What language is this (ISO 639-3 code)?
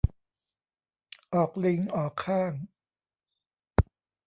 tha